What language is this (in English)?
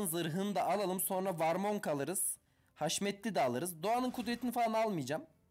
Turkish